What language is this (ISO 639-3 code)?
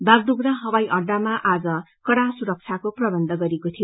nep